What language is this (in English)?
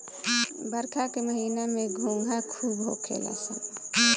Bhojpuri